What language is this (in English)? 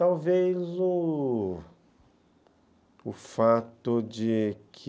Portuguese